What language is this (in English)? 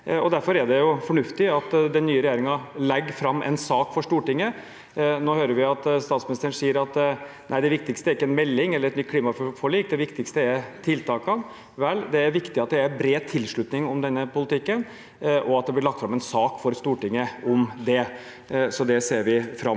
Norwegian